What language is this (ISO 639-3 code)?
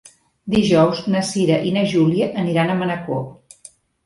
cat